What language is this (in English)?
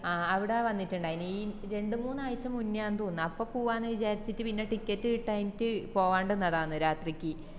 Malayalam